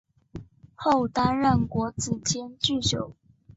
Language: Chinese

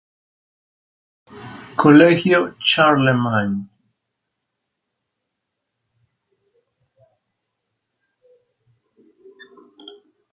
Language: Spanish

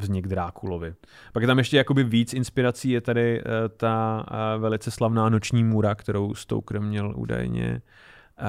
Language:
Czech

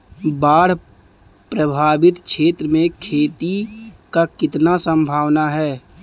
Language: Bhojpuri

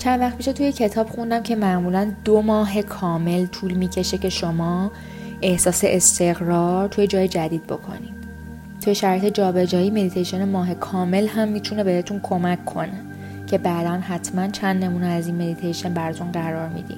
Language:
Persian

